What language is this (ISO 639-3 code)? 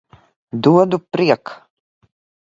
lav